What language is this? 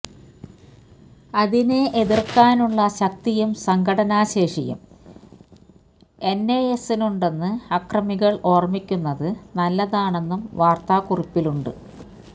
Malayalam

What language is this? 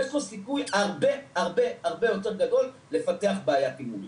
Hebrew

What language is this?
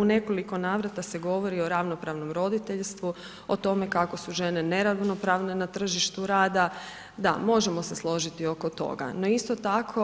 Croatian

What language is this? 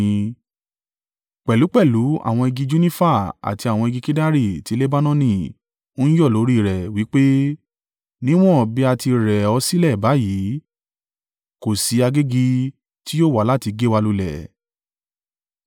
Yoruba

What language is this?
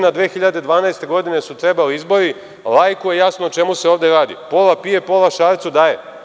Serbian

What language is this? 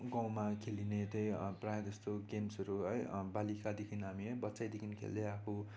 Nepali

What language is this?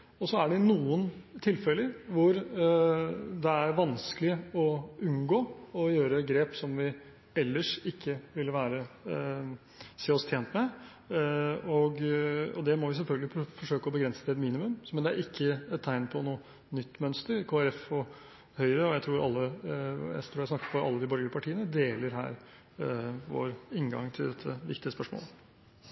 Norwegian Bokmål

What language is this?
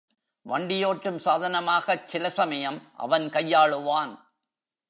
Tamil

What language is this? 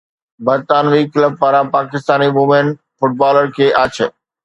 Sindhi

